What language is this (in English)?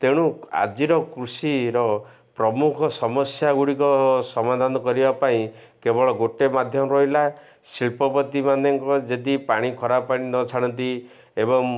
Odia